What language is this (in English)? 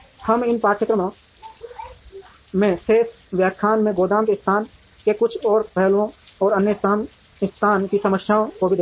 Hindi